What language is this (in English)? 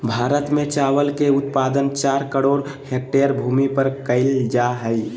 Magahi